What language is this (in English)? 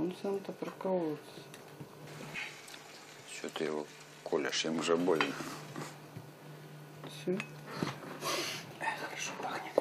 Russian